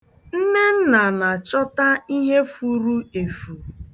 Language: Igbo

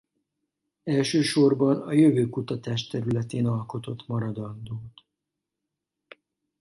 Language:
Hungarian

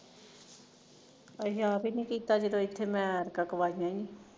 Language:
Punjabi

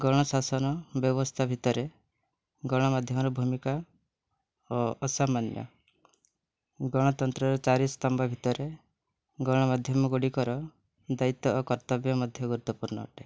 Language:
Odia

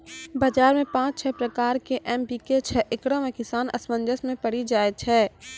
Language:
Maithili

